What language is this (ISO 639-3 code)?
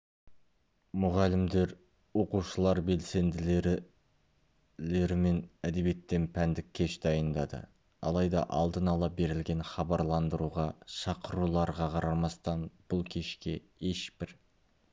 kaz